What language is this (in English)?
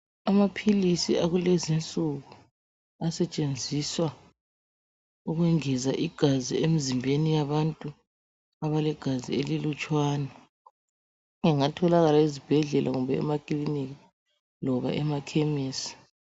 North Ndebele